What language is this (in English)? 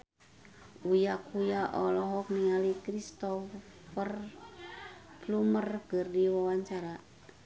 Sundanese